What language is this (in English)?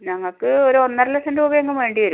Malayalam